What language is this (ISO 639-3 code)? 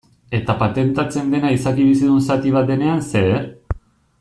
eus